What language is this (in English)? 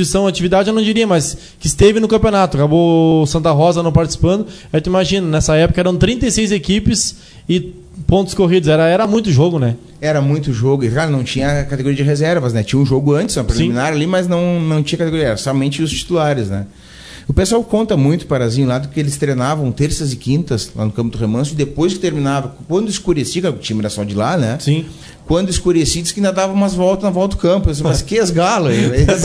Portuguese